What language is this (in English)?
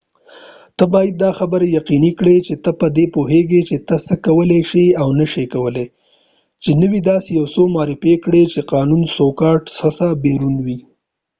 Pashto